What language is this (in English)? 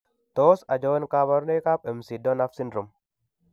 Kalenjin